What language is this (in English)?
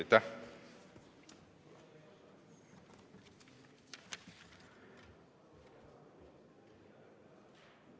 Estonian